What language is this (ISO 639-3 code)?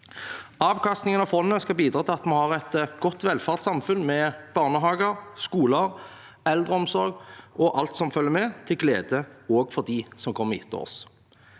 nor